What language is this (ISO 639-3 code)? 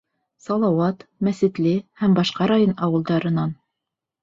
bak